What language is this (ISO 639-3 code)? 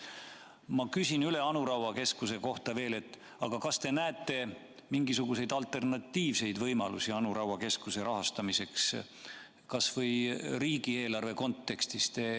est